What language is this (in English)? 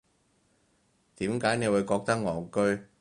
Cantonese